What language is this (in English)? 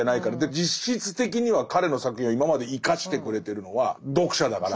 Japanese